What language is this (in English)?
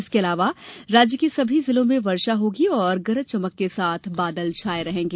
Hindi